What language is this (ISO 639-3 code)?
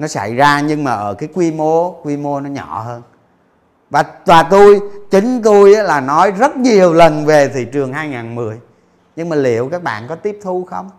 vie